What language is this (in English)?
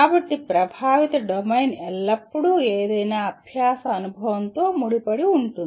Telugu